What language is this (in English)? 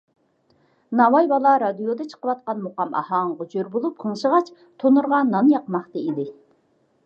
Uyghur